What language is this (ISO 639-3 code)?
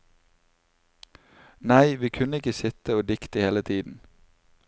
nor